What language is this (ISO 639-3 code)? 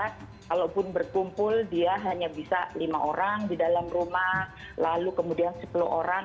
ind